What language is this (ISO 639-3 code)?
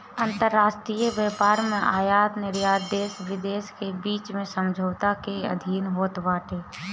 bho